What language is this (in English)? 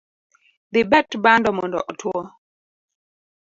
Luo (Kenya and Tanzania)